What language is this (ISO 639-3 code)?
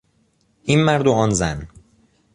fas